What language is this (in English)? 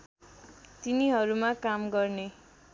Nepali